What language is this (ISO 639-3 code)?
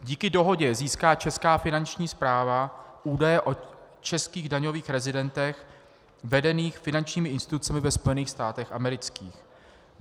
ces